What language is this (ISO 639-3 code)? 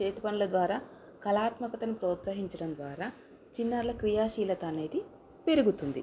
tel